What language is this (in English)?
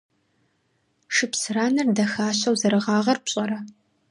Kabardian